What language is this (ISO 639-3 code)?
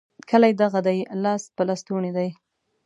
pus